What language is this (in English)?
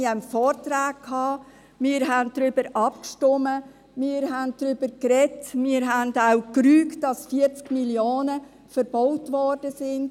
Swiss German